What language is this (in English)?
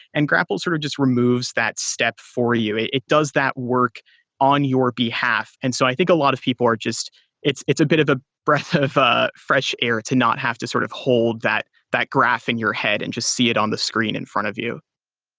English